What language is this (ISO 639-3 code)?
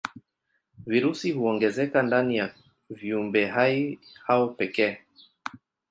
swa